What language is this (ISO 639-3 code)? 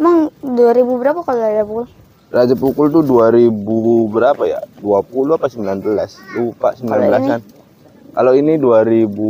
ind